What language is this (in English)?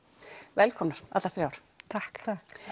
Icelandic